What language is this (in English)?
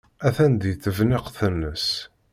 Kabyle